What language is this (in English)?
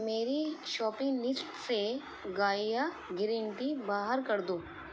Urdu